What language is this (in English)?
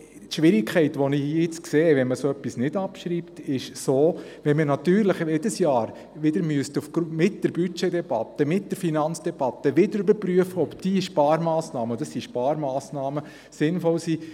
Swiss German